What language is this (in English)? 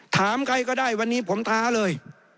Thai